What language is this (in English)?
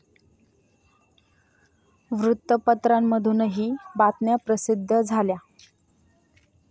Marathi